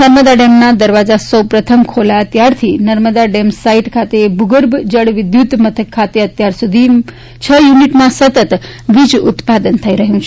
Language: Gujarati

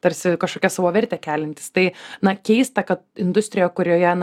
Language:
Lithuanian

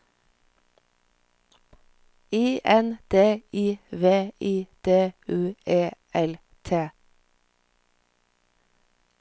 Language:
Norwegian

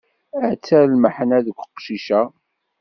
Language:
Kabyle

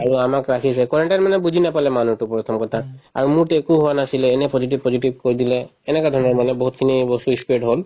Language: Assamese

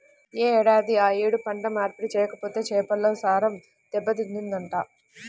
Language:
Telugu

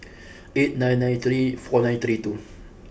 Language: English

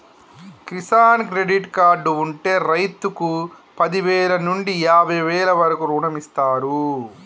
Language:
Telugu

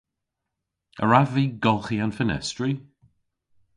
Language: Cornish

